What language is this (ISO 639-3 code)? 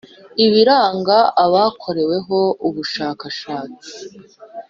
kin